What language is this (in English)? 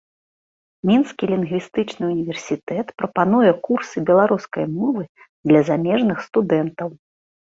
Belarusian